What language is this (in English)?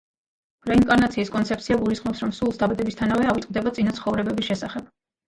Georgian